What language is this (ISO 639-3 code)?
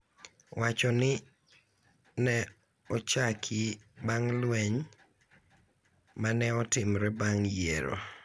luo